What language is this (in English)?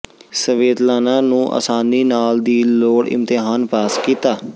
Punjabi